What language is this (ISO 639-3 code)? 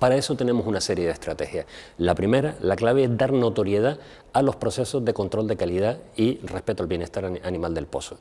spa